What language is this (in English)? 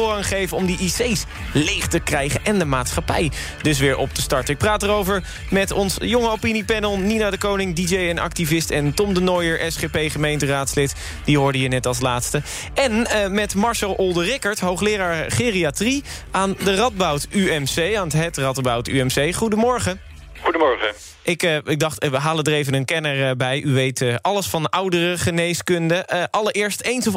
Dutch